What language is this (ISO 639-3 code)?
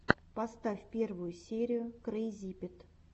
rus